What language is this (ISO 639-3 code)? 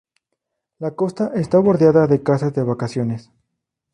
spa